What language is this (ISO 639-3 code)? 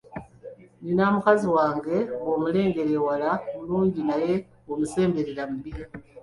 lug